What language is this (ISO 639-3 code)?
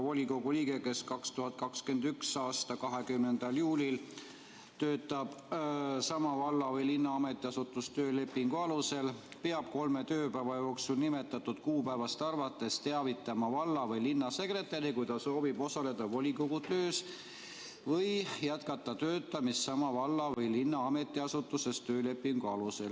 est